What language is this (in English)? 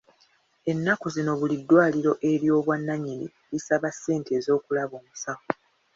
Ganda